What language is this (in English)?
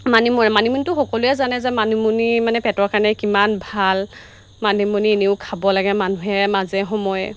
Assamese